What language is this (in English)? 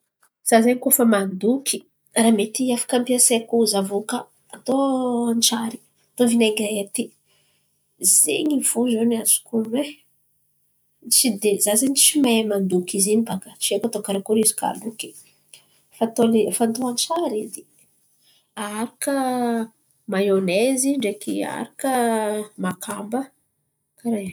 Antankarana Malagasy